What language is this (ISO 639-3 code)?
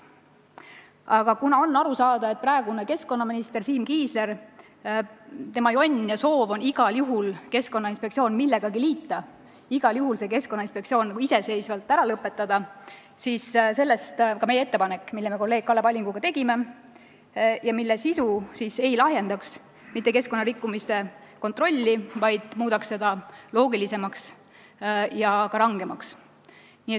est